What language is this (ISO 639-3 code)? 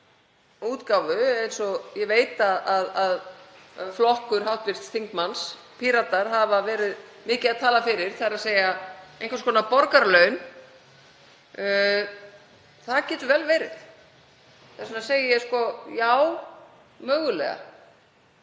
isl